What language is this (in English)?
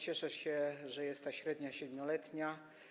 Polish